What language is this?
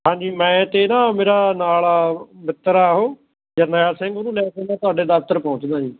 Punjabi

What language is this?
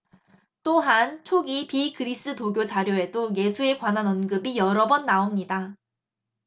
Korean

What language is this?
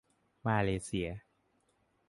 Thai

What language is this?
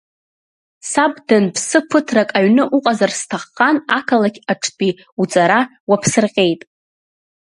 Abkhazian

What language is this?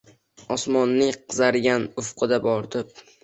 Uzbek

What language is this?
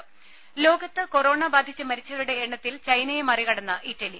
Malayalam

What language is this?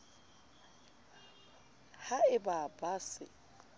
Southern Sotho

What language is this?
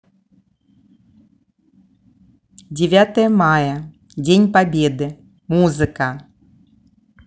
Russian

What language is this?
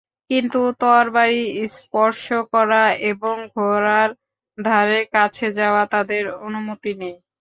Bangla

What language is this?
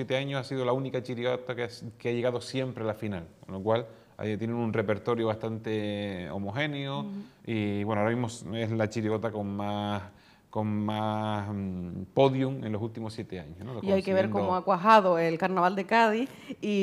Spanish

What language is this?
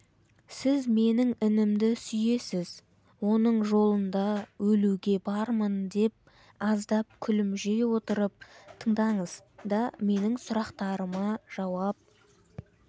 Kazakh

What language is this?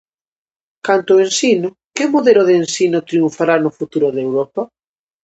Galician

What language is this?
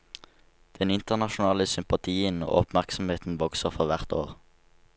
Norwegian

